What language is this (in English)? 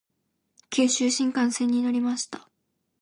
Japanese